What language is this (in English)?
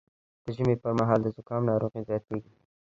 Pashto